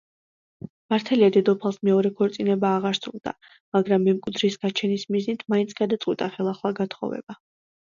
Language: Georgian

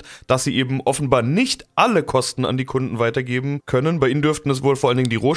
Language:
German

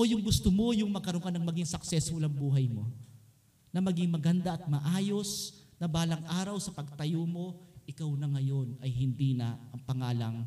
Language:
Filipino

